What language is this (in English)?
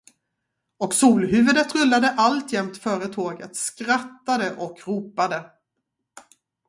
Swedish